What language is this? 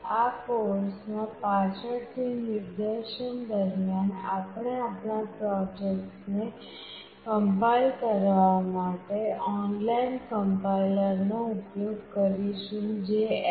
Gujarati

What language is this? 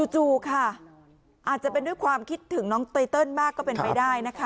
Thai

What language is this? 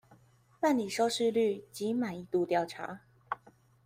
Chinese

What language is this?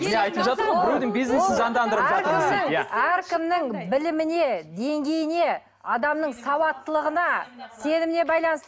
Kazakh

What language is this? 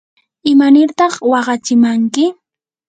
Yanahuanca Pasco Quechua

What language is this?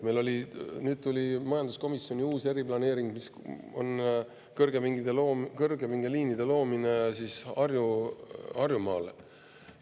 Estonian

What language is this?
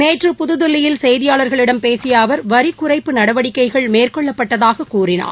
Tamil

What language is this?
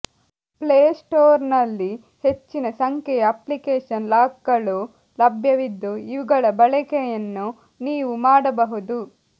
Kannada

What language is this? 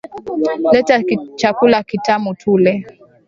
Swahili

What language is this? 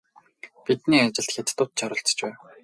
Mongolian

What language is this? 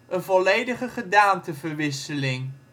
Dutch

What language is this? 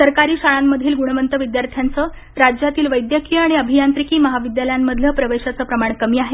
Marathi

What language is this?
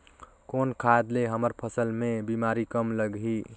Chhattisgarhi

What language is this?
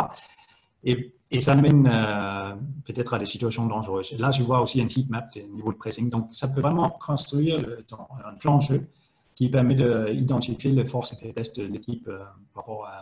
French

